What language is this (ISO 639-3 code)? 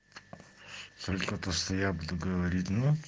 rus